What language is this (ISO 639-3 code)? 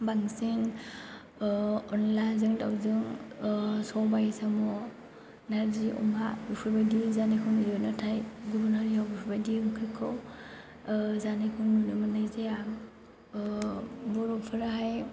brx